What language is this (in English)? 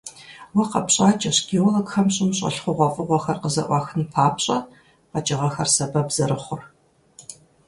Kabardian